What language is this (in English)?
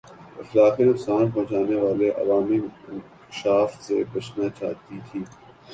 Urdu